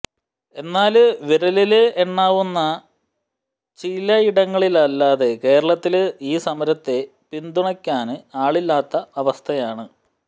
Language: Malayalam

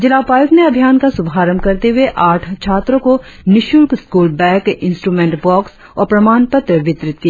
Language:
Hindi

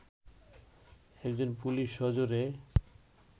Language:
Bangla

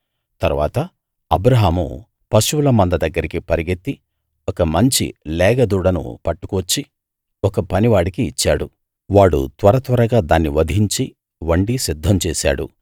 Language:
Telugu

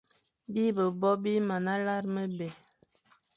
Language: Fang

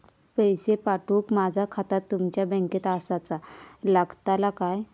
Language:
Marathi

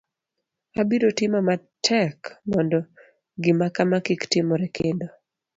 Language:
Luo (Kenya and Tanzania)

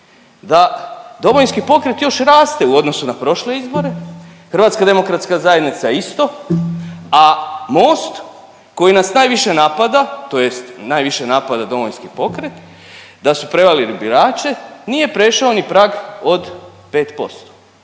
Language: Croatian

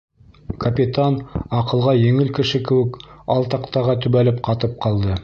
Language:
Bashkir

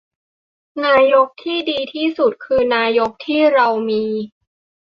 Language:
Thai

